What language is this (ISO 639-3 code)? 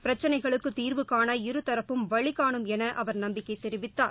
tam